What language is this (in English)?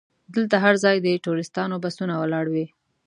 Pashto